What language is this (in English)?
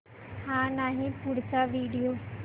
Marathi